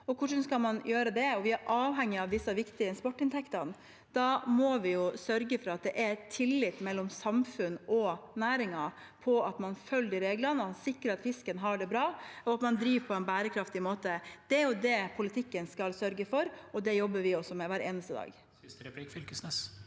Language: Norwegian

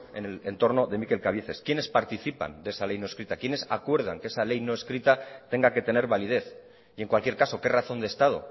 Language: Spanish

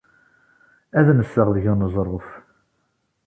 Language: Kabyle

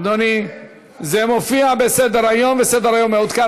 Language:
Hebrew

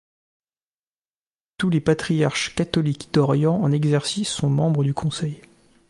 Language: French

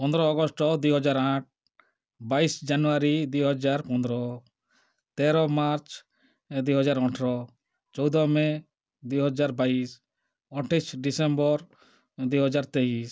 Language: Odia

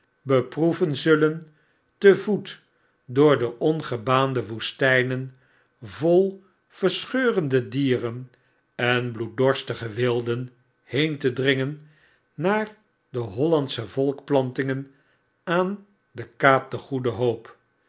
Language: Dutch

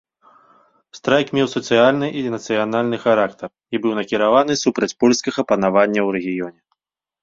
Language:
Belarusian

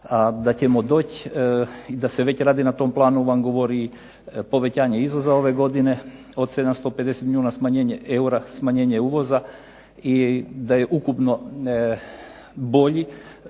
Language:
Croatian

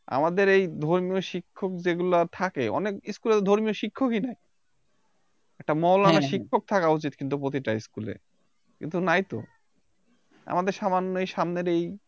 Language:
Bangla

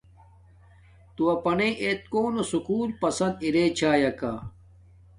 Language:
Domaaki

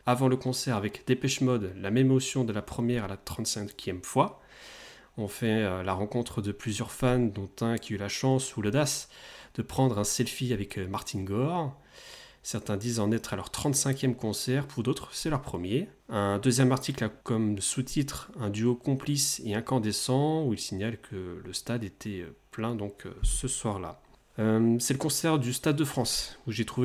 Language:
French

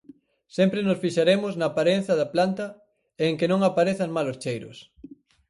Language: Galician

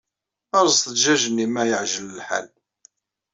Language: Kabyle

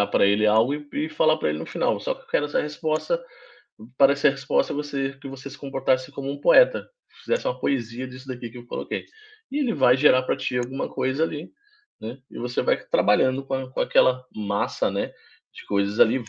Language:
Portuguese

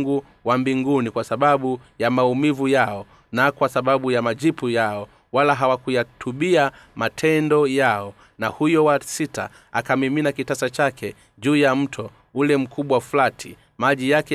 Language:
Swahili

